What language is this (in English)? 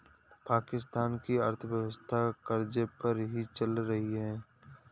Hindi